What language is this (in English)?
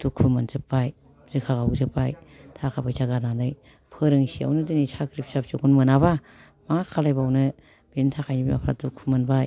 Bodo